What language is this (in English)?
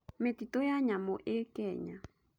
Kikuyu